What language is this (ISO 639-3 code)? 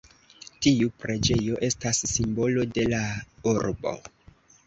epo